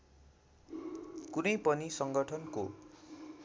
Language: Nepali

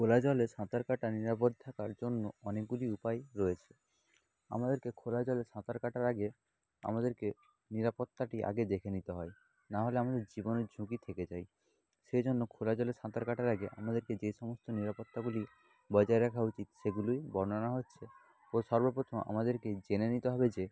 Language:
Bangla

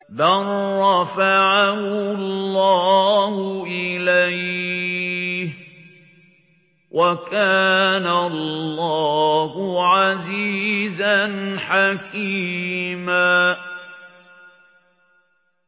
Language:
Arabic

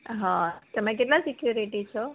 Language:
Gujarati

